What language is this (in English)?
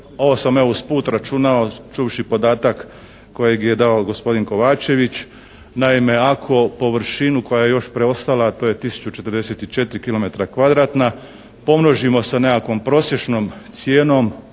Croatian